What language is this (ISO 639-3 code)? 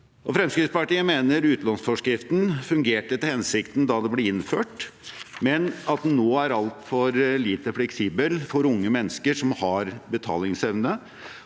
nor